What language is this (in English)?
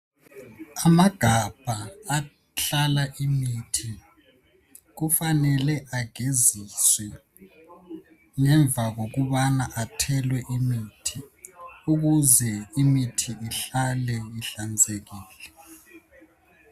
North Ndebele